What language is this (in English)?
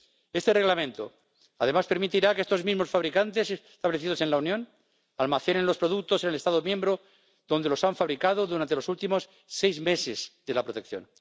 Spanish